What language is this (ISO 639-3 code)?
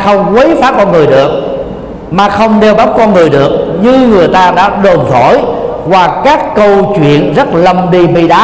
vie